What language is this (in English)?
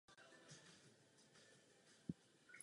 Czech